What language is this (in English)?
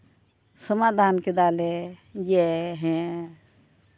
Santali